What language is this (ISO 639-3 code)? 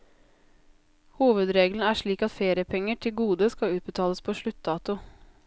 nor